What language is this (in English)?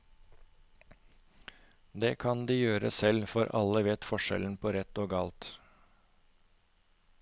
Norwegian